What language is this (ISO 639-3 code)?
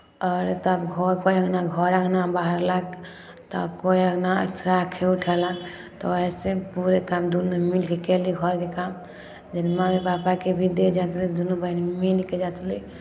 mai